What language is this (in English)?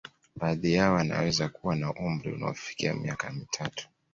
Swahili